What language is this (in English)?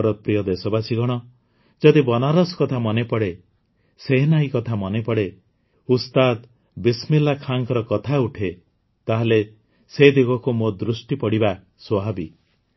Odia